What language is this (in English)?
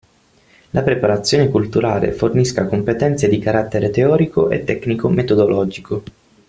Italian